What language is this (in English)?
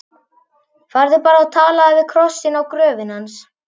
Icelandic